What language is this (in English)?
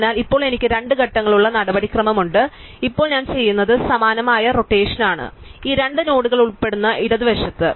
Malayalam